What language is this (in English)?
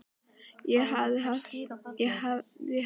Icelandic